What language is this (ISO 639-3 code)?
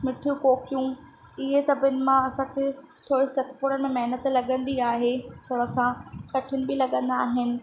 snd